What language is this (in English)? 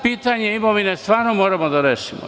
Serbian